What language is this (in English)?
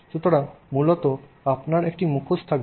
Bangla